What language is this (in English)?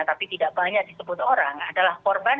Indonesian